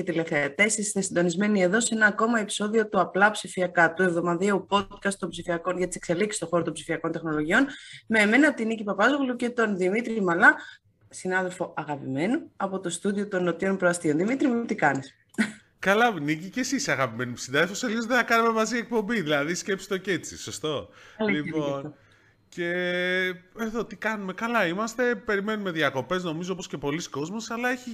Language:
Greek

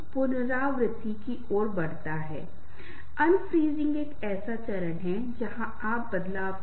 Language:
Hindi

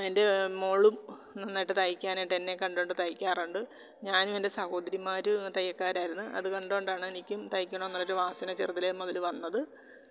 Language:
Malayalam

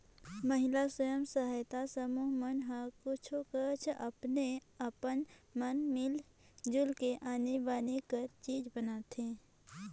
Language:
Chhattisgarhi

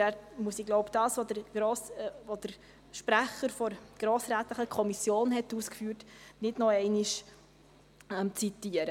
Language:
Swiss German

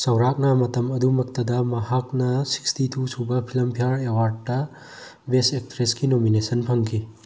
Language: Manipuri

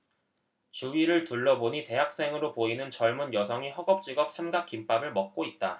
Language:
Korean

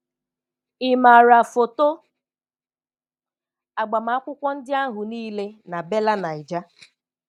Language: Igbo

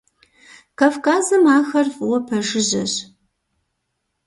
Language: Kabardian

